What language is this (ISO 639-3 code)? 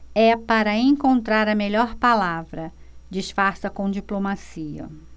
por